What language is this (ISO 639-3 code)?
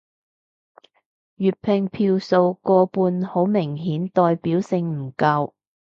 yue